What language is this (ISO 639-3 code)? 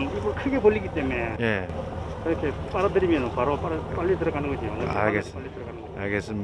kor